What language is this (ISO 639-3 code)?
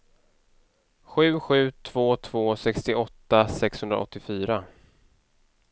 swe